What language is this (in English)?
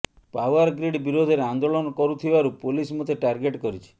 Odia